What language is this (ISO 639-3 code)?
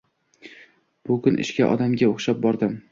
uzb